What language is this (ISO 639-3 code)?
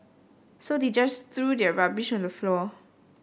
eng